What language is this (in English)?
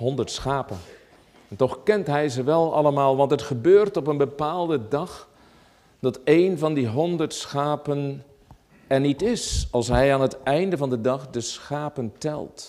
Dutch